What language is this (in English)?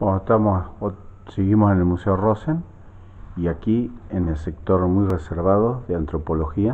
Spanish